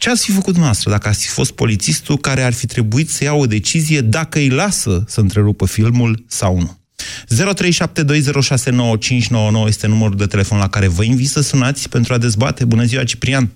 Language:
Romanian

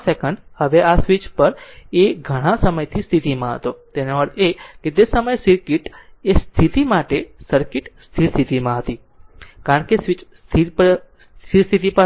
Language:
Gujarati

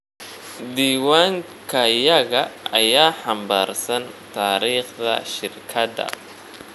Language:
Somali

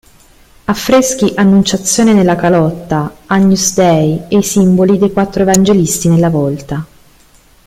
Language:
Italian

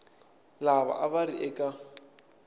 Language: Tsonga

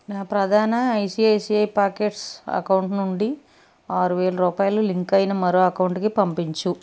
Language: Telugu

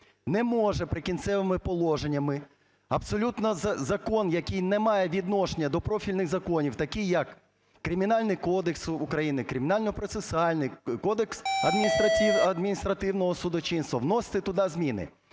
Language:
Ukrainian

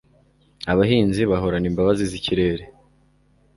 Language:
Kinyarwanda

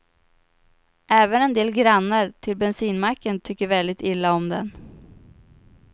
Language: Swedish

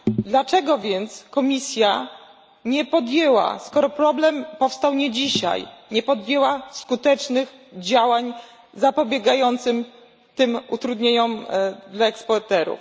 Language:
Polish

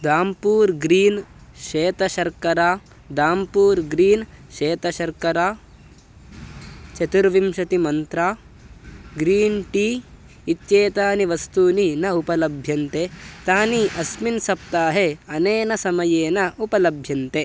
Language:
Sanskrit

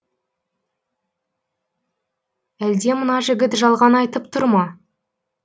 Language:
Kazakh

